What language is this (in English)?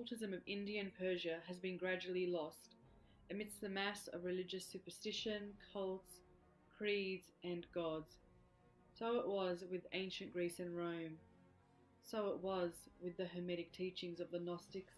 English